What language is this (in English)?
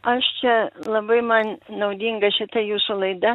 Lithuanian